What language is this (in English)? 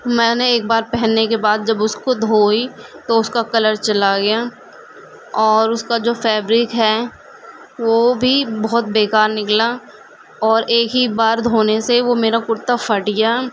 Urdu